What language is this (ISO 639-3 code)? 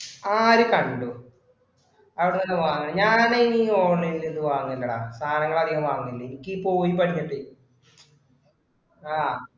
mal